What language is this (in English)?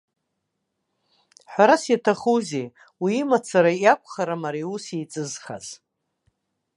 Abkhazian